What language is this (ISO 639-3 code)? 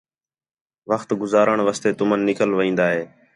xhe